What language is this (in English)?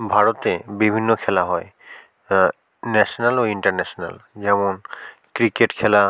Bangla